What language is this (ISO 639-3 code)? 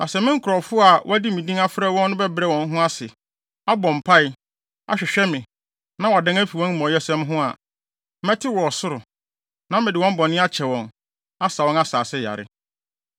aka